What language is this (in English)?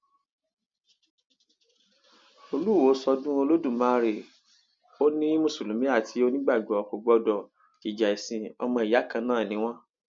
Yoruba